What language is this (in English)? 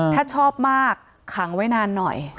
Thai